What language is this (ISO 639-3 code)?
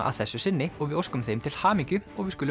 isl